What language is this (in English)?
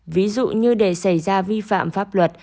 Vietnamese